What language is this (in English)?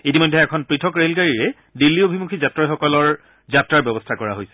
Assamese